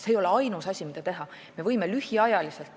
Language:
Estonian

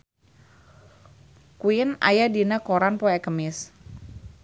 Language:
Sundanese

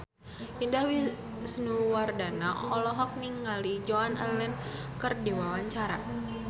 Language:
Sundanese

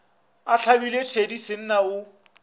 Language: Northern Sotho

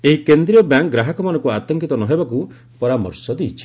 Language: Odia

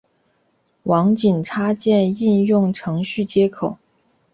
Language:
Chinese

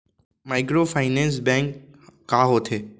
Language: Chhattisgarhi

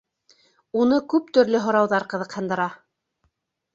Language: Bashkir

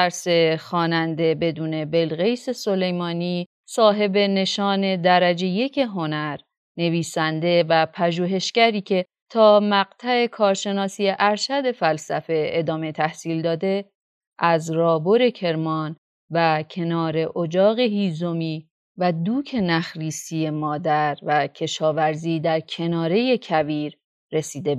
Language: Persian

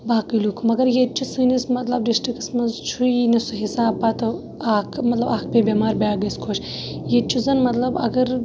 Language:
Kashmiri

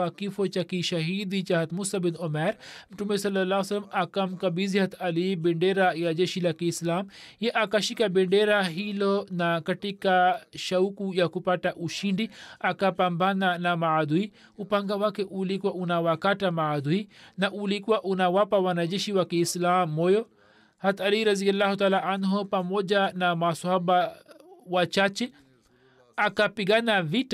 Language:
Swahili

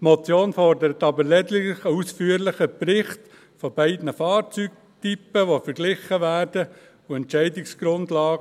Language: Swiss German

